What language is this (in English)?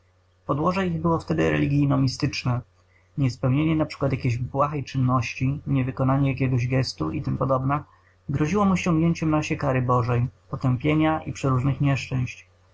Polish